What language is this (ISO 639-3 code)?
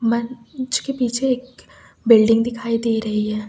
hin